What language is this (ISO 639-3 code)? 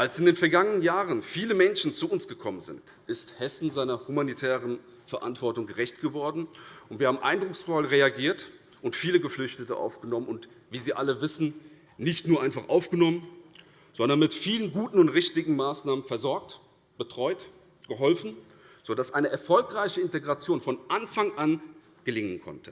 deu